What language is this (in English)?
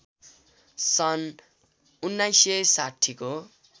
Nepali